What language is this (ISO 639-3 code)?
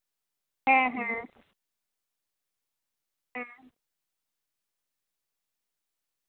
sat